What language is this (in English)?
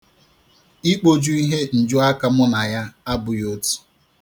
Igbo